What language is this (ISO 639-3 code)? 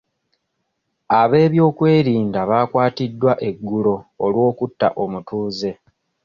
lug